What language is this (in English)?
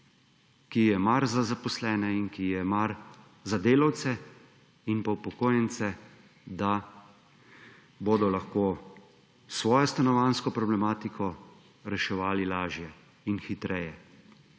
Slovenian